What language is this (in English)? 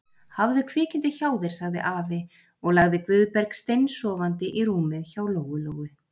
Icelandic